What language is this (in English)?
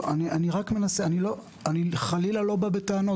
Hebrew